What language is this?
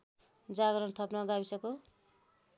Nepali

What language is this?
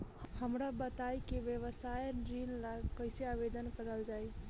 Bhojpuri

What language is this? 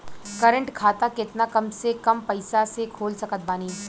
Bhojpuri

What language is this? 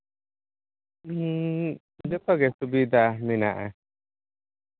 Santali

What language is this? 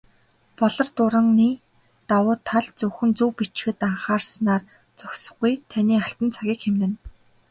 Mongolian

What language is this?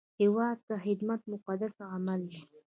Pashto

